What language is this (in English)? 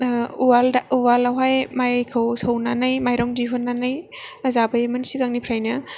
Bodo